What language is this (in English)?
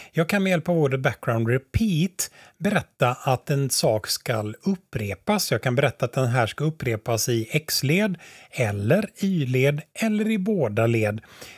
Swedish